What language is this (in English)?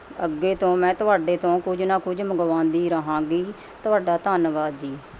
Punjabi